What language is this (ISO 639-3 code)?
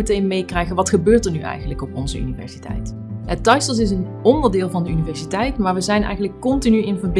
nld